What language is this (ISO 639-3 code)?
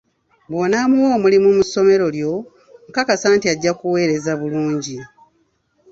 lug